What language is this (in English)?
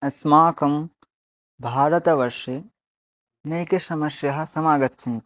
Sanskrit